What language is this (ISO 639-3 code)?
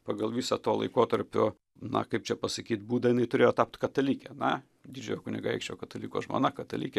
lit